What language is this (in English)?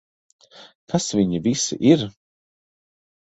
Latvian